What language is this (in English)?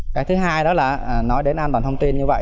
Vietnamese